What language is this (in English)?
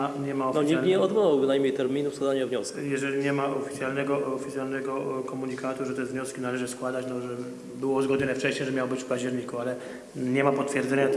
Polish